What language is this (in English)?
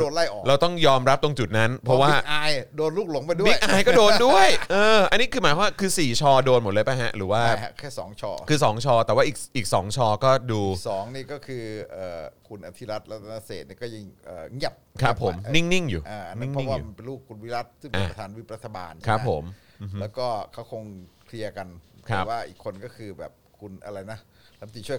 Thai